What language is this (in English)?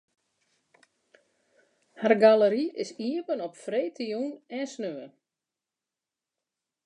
Western Frisian